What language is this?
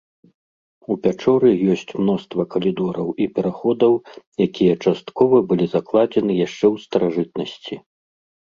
Belarusian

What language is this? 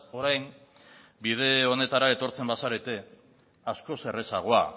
Basque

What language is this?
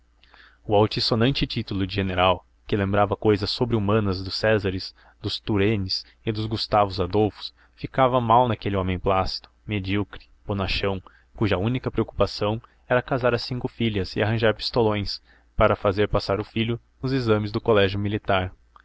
Portuguese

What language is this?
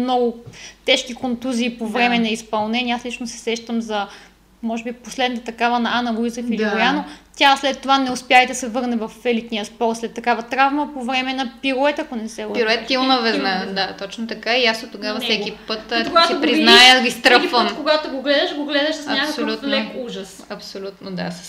Bulgarian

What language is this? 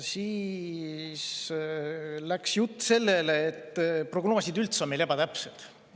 Estonian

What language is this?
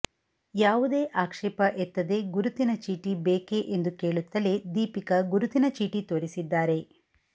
Kannada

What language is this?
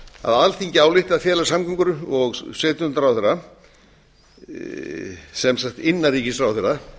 Icelandic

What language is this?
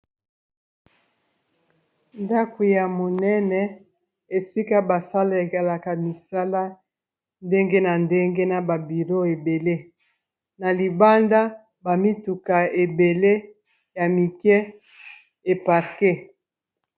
Lingala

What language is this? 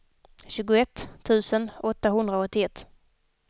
Swedish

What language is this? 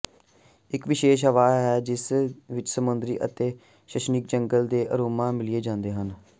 Punjabi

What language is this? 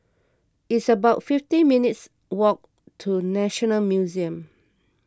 English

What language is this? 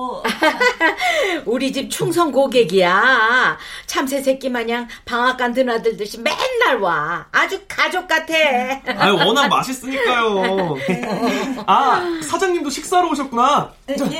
Korean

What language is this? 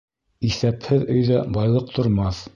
Bashkir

